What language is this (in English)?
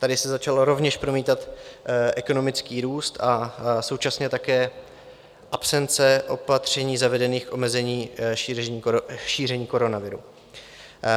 Czech